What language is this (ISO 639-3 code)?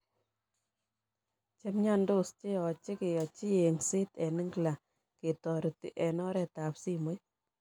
kln